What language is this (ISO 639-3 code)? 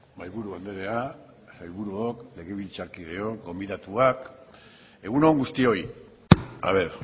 eus